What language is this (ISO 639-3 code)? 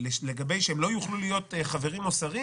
heb